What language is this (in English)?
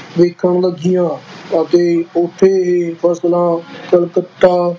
Punjabi